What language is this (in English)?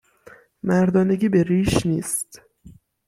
Persian